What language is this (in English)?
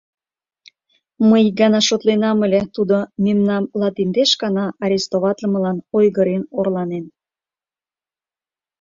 Mari